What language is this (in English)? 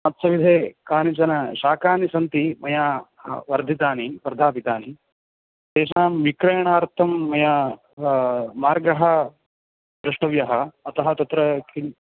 Sanskrit